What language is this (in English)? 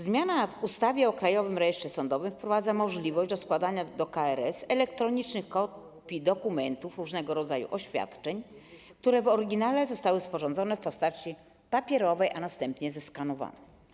Polish